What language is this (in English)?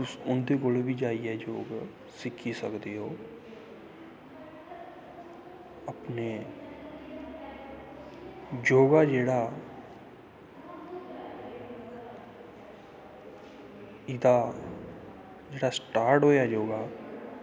Dogri